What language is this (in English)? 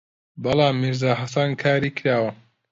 Central Kurdish